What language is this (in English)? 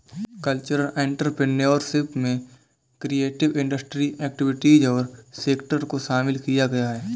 Hindi